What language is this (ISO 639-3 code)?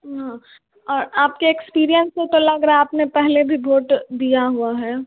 hin